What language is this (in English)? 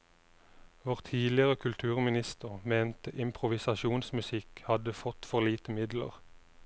Norwegian